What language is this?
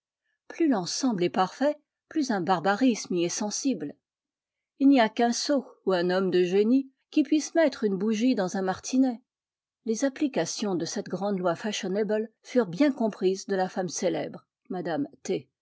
French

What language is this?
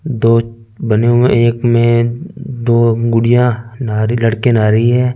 Hindi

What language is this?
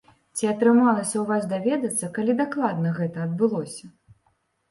Belarusian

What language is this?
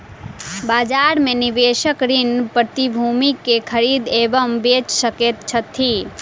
Maithili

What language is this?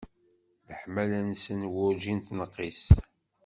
Kabyle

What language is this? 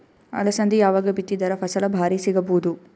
Kannada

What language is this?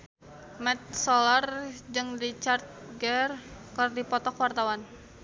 Sundanese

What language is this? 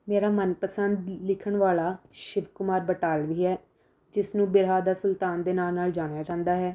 Punjabi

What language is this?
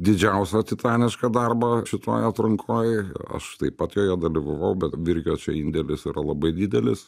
Lithuanian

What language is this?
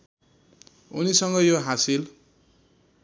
Nepali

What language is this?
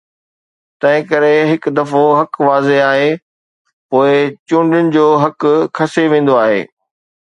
Sindhi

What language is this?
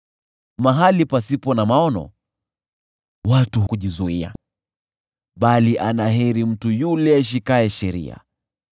Swahili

